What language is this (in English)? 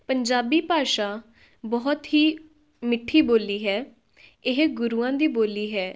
Punjabi